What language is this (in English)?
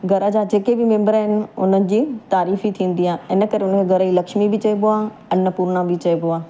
Sindhi